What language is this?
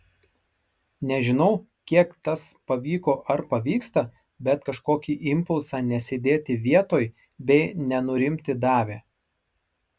Lithuanian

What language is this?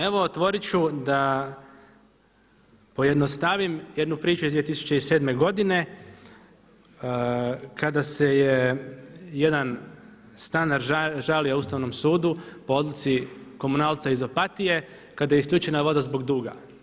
Croatian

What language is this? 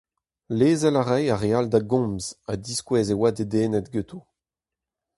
Breton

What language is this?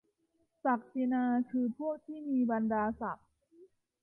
Thai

